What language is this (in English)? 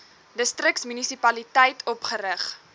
Afrikaans